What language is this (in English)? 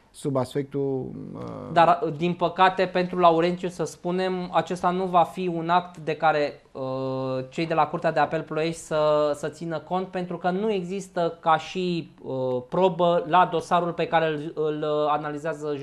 Romanian